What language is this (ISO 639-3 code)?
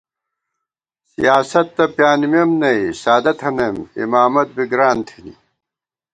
gwt